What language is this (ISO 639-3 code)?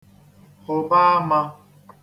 ibo